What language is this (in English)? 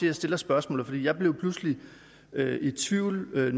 Danish